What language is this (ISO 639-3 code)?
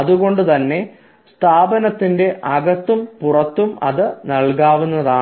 mal